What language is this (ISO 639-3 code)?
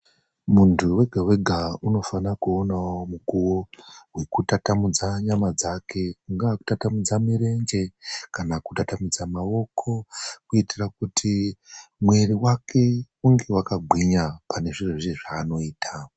ndc